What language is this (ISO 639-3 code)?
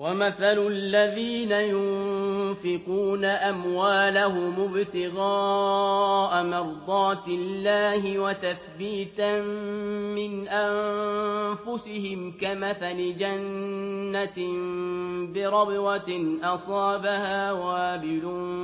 ara